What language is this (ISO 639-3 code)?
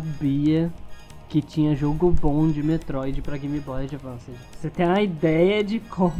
por